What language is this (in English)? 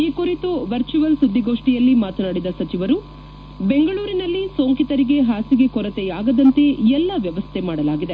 Kannada